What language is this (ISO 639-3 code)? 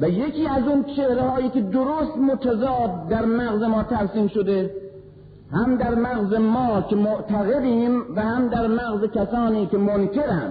fas